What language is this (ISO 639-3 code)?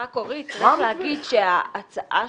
heb